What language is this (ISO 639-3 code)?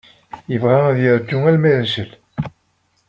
kab